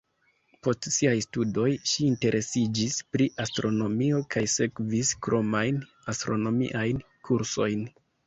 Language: Esperanto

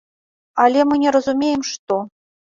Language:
Belarusian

